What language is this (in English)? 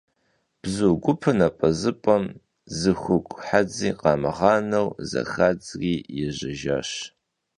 Kabardian